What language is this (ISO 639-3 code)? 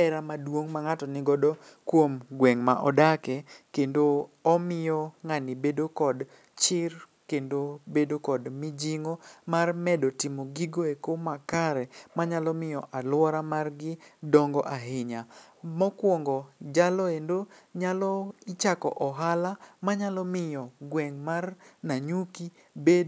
luo